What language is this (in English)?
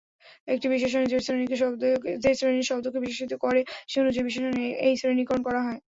Bangla